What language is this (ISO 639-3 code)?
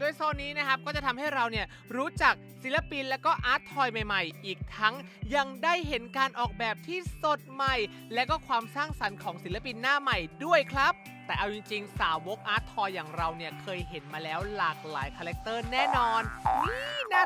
tha